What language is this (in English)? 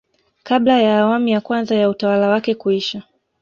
Swahili